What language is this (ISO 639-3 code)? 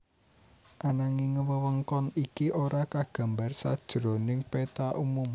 jav